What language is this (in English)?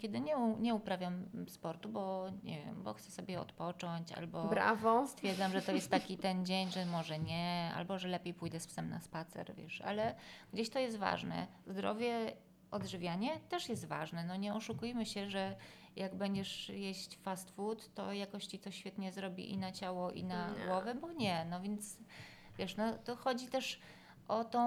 Polish